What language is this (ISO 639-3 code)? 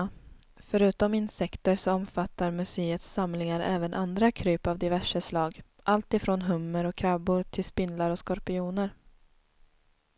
swe